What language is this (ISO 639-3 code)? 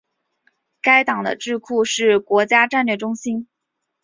zho